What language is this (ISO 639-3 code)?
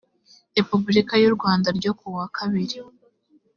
kin